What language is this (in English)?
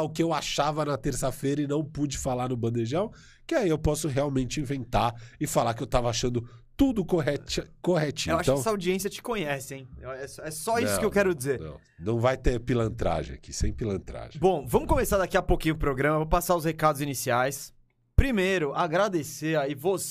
Portuguese